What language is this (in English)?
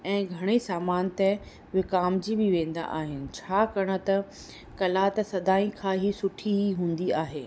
Sindhi